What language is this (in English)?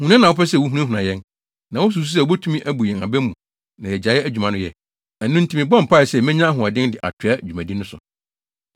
Akan